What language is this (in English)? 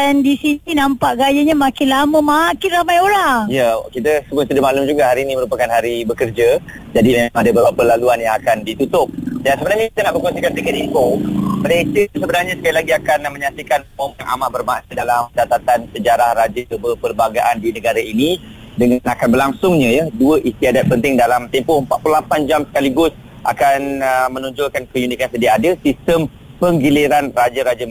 Malay